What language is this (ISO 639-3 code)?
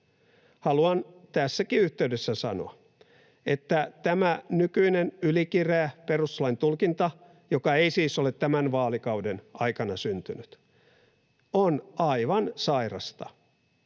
fin